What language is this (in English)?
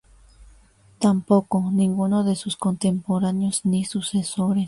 Spanish